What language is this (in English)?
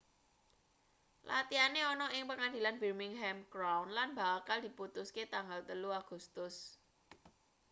Javanese